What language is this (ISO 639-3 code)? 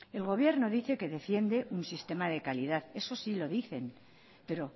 spa